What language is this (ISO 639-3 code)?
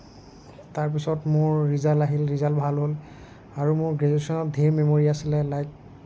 asm